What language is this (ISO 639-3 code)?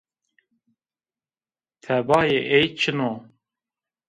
zza